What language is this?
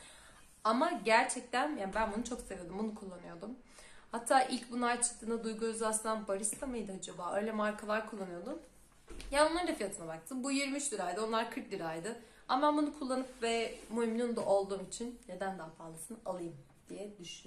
Turkish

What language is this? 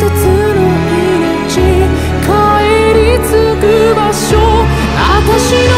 Korean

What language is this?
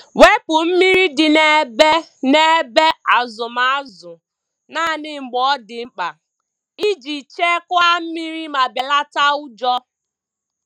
Igbo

